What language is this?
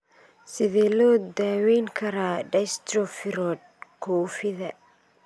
Somali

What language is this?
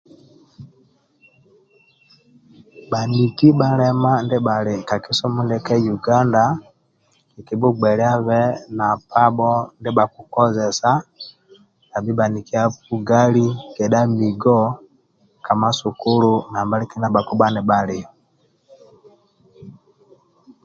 Amba (Uganda)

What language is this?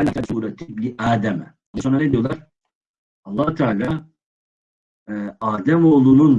Turkish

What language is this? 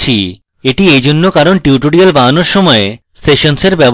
Bangla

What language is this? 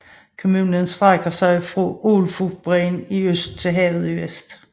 Danish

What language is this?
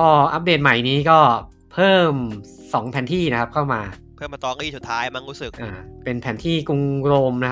Thai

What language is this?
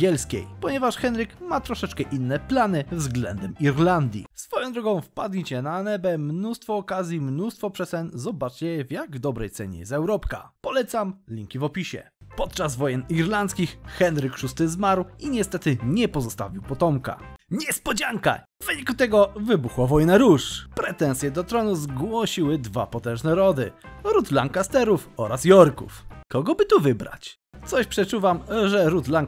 Polish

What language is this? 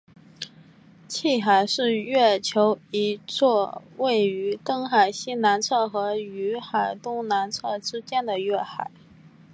Chinese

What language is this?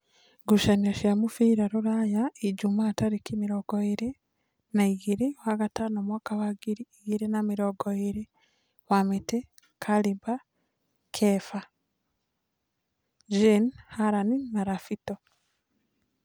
Kikuyu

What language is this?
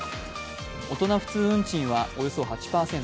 Japanese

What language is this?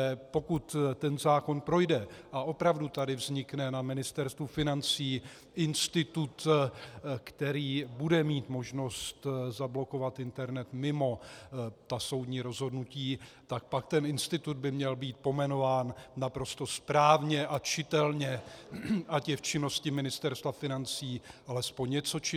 Czech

